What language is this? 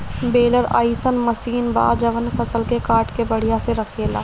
Bhojpuri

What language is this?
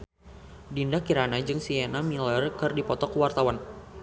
Sundanese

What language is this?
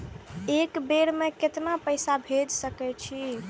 Maithili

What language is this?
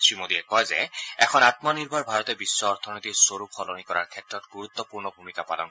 Assamese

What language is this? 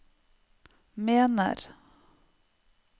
Norwegian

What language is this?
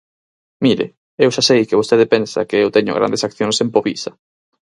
Galician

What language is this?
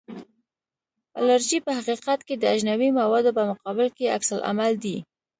Pashto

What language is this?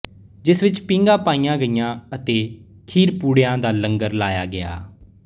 Punjabi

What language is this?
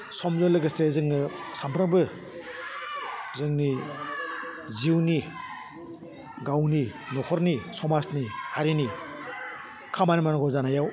Bodo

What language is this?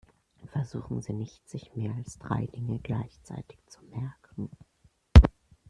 German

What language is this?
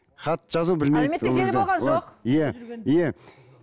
Kazakh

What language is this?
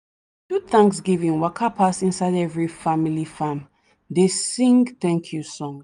Nigerian Pidgin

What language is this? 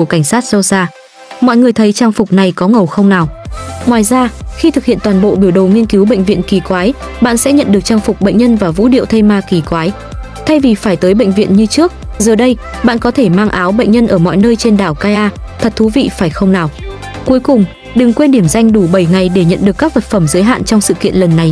Vietnamese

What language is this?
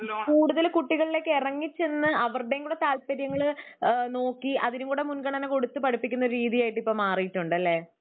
Malayalam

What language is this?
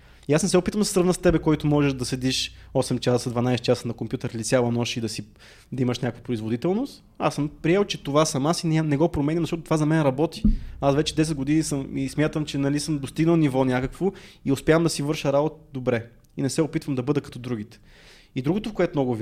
Bulgarian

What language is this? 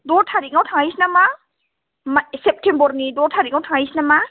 Bodo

